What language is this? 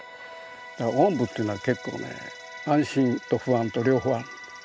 Japanese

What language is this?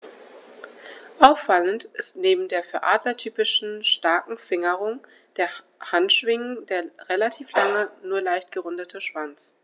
German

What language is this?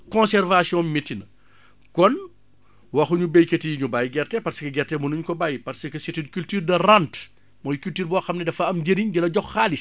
Wolof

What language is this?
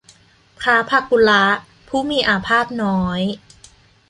Thai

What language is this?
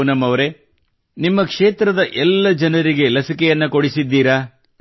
Kannada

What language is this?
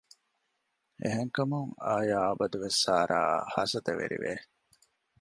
Divehi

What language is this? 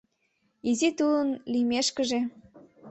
Mari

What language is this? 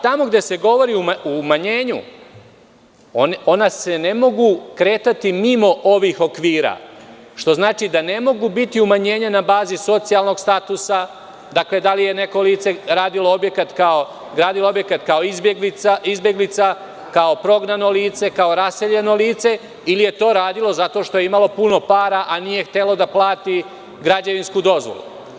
Serbian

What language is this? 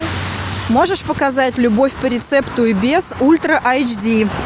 Russian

